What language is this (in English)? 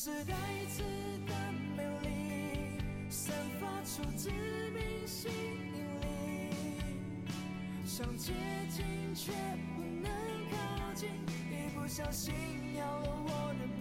Chinese